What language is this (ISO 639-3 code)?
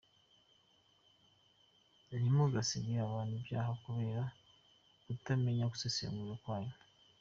kin